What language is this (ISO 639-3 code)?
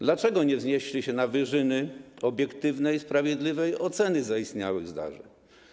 pol